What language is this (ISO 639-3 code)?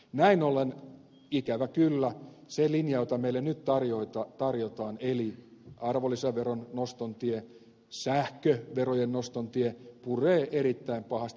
fin